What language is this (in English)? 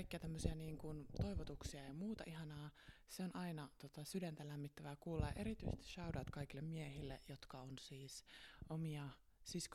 Finnish